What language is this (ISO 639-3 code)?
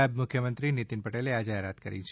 guj